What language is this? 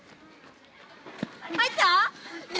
Japanese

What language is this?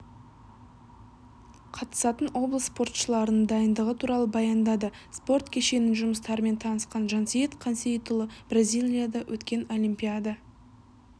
Kazakh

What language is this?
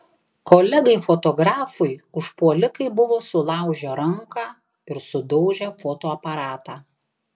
Lithuanian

